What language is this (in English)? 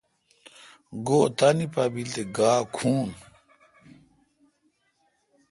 Kalkoti